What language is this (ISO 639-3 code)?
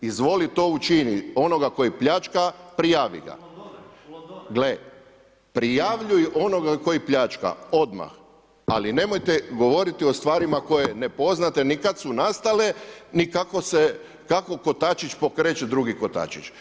hrv